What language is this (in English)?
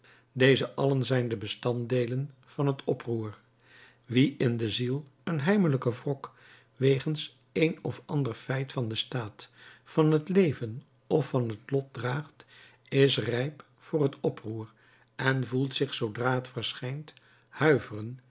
Dutch